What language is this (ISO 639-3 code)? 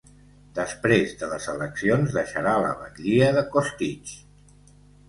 cat